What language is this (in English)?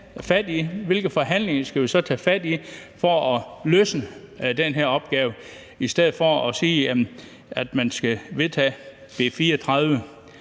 Danish